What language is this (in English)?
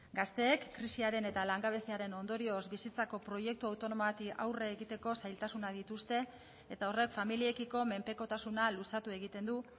Basque